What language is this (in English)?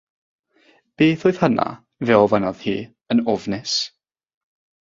Welsh